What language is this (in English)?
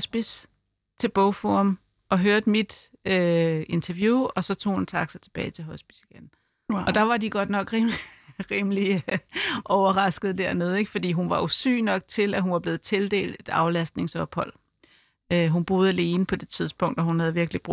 Danish